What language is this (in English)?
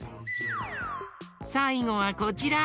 Japanese